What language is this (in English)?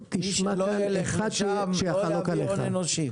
Hebrew